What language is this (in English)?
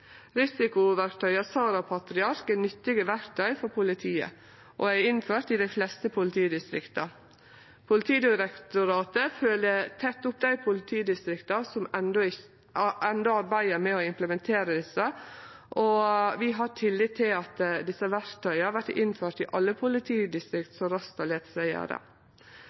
Norwegian Nynorsk